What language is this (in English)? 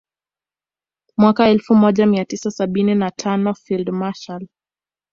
Swahili